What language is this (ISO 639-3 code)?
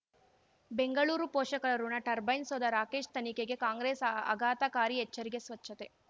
kan